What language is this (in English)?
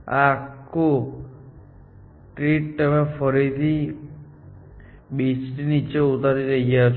Gujarati